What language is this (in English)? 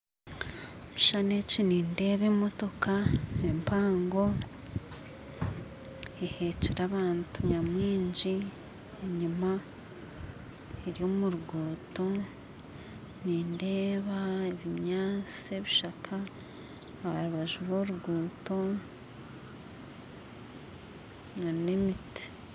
Nyankole